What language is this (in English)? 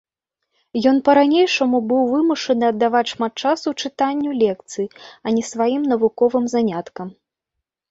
Belarusian